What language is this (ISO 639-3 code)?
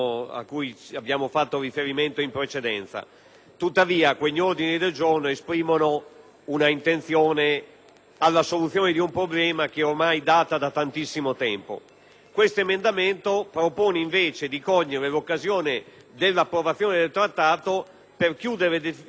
ita